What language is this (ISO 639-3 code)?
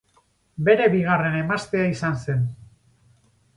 eus